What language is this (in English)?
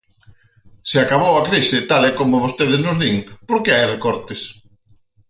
Galician